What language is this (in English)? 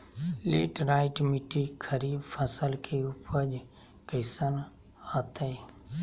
Magahi